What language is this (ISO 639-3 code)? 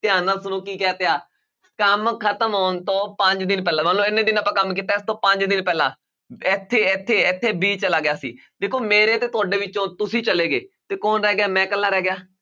pan